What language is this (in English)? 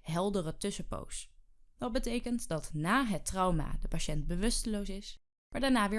Dutch